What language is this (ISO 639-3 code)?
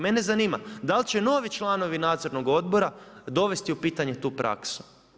hrv